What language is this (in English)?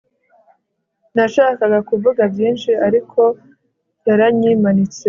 Kinyarwanda